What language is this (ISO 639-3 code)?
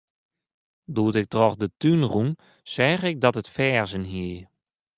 fry